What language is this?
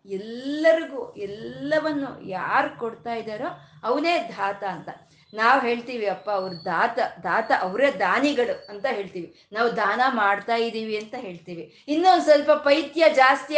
Kannada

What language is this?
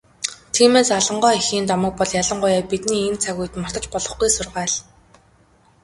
Mongolian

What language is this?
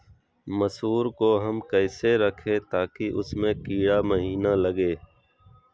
Magahi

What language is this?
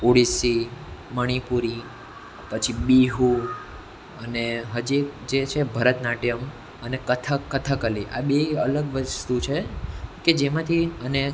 Gujarati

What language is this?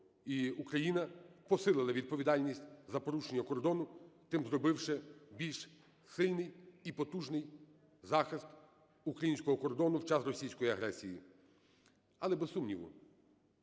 Ukrainian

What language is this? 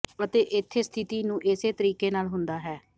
Punjabi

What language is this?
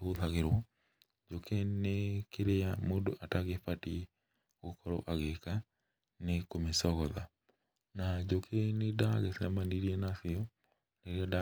Kikuyu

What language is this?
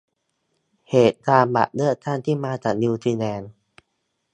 Thai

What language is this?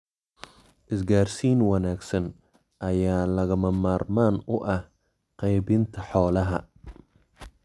Somali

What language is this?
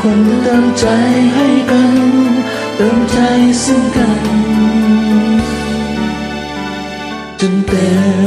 Thai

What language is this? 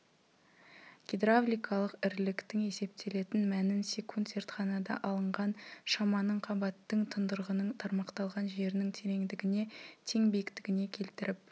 Kazakh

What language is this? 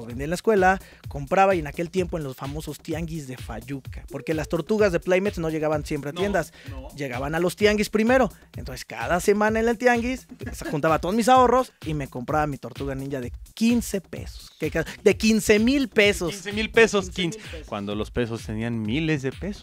Spanish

